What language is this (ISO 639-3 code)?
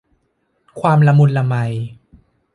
tha